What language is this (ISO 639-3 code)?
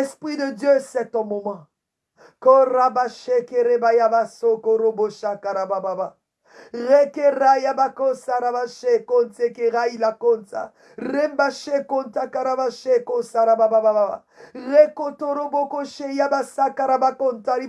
fra